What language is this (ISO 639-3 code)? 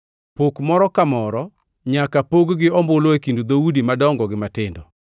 luo